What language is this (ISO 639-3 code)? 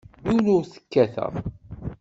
kab